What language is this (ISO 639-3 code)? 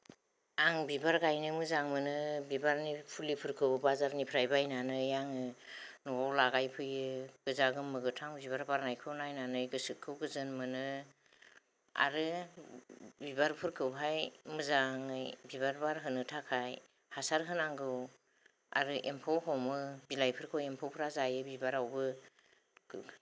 brx